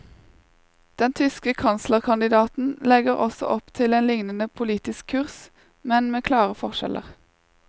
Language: Norwegian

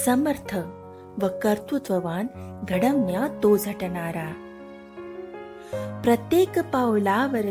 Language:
Marathi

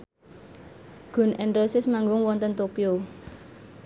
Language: Javanese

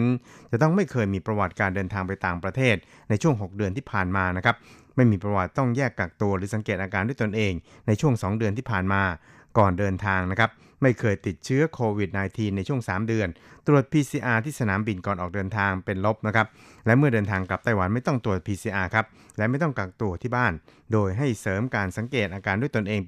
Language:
Thai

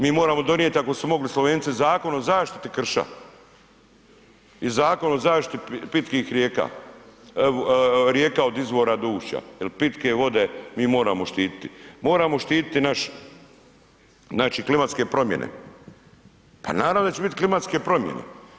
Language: Croatian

